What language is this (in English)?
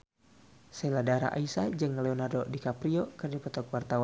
Sundanese